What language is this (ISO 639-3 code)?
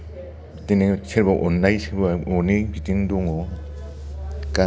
brx